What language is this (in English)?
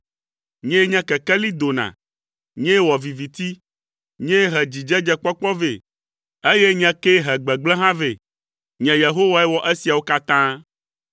Ewe